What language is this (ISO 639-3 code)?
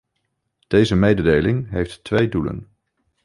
nld